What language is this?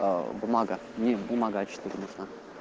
Russian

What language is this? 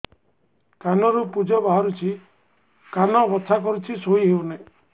Odia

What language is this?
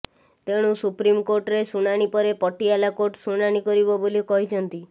Odia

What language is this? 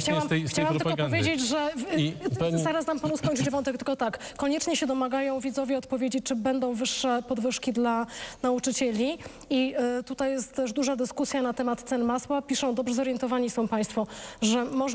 Polish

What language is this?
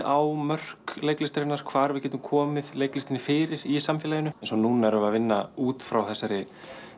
Icelandic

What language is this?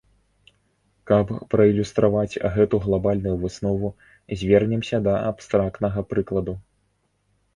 Belarusian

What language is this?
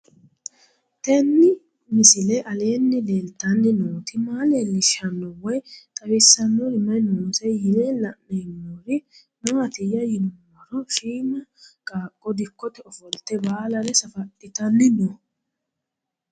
Sidamo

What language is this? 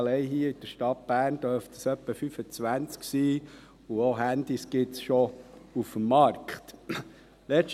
Swiss German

